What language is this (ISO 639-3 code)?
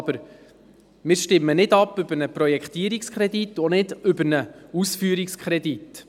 gsw